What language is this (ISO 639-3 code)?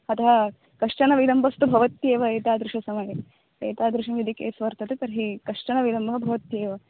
san